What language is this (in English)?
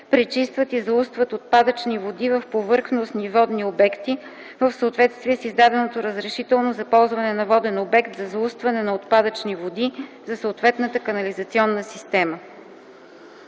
Bulgarian